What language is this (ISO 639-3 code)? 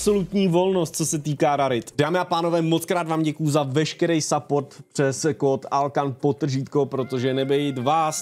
ces